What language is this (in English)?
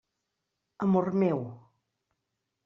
Catalan